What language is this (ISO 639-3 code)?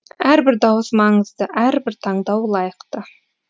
kaz